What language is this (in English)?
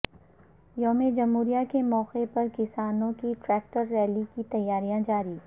Urdu